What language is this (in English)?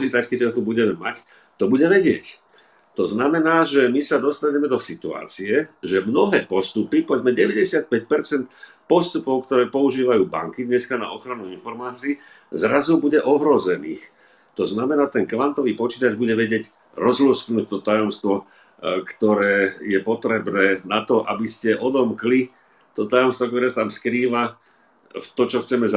Slovak